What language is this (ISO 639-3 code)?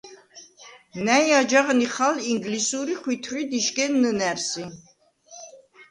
sva